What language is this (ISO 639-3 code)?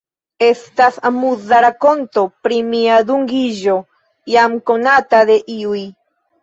epo